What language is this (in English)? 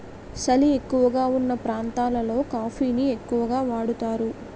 Telugu